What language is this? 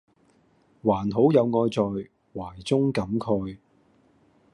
Cantonese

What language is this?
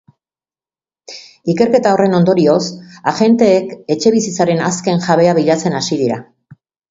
Basque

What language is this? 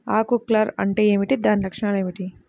Telugu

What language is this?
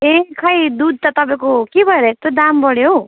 Nepali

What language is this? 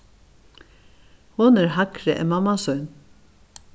Faroese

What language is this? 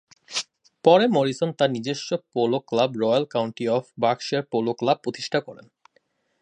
Bangla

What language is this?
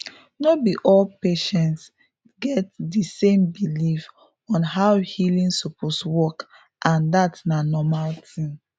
Nigerian Pidgin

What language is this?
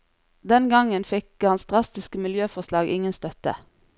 Norwegian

